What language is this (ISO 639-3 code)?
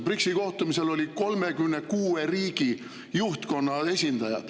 est